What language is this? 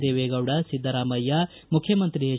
Kannada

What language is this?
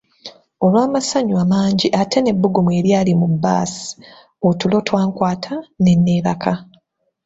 Ganda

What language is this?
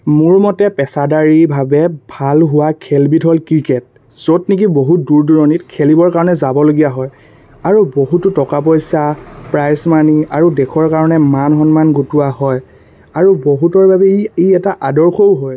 Assamese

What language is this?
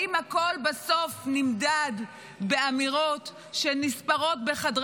Hebrew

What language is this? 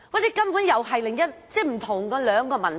Cantonese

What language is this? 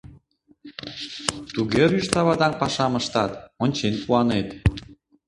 Mari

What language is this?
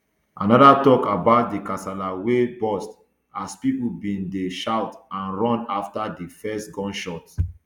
Nigerian Pidgin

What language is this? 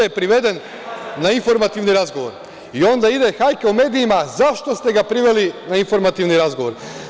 Serbian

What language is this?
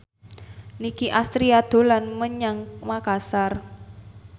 Javanese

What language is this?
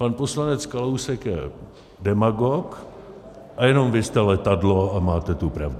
Czech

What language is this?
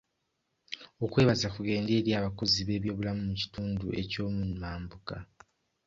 Ganda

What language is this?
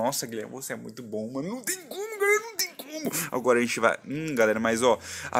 Portuguese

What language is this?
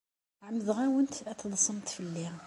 Kabyle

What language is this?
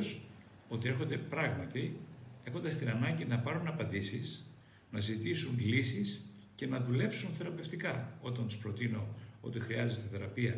Greek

